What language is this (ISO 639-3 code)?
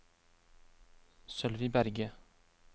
nor